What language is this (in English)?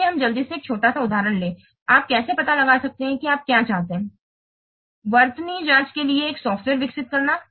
Hindi